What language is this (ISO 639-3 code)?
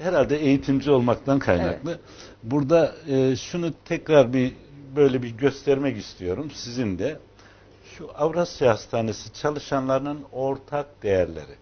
tur